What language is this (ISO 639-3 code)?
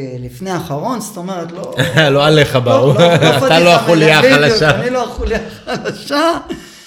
heb